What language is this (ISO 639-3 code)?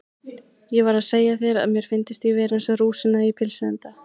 isl